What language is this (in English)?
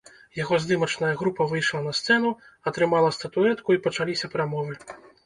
Belarusian